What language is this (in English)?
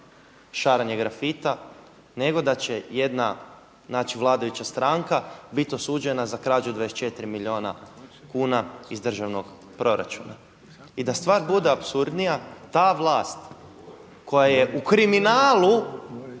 Croatian